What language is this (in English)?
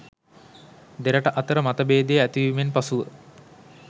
Sinhala